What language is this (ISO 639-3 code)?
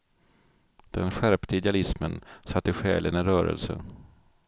swe